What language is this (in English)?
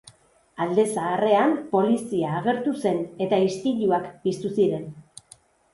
Basque